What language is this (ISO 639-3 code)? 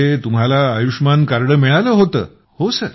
mar